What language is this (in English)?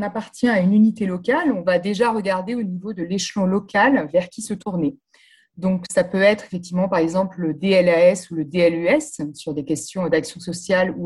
French